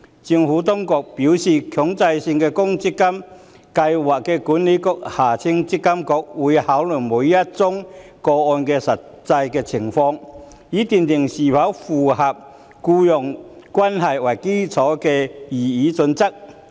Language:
Cantonese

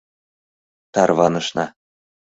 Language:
Mari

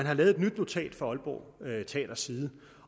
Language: Danish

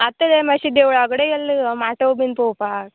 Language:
Konkani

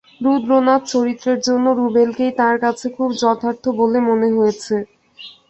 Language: Bangla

